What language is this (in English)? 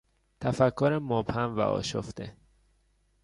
Persian